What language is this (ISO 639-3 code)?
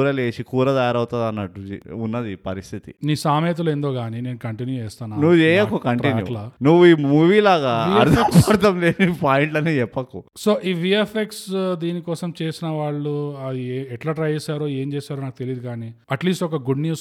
tel